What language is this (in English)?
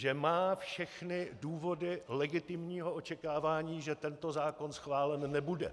Czech